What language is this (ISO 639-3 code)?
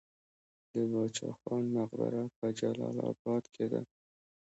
pus